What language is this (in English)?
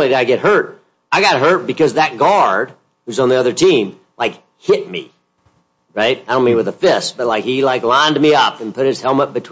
English